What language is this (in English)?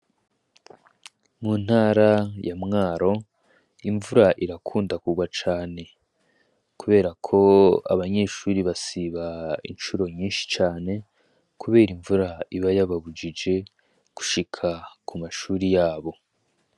Rundi